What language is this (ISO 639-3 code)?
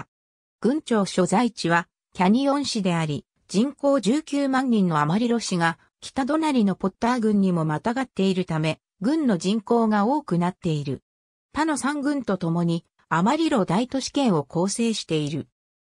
jpn